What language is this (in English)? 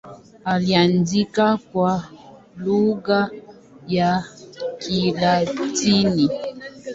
Swahili